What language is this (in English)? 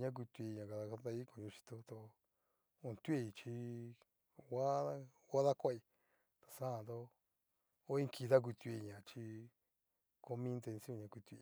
Cacaloxtepec Mixtec